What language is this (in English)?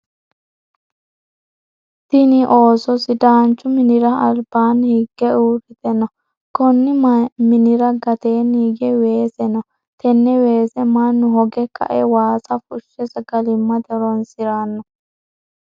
Sidamo